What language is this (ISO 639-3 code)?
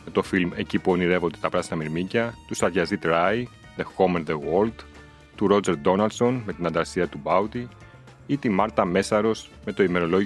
ell